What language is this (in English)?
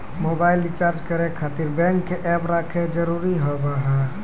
Maithili